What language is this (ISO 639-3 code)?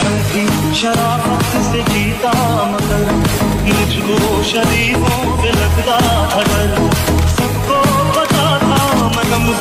ron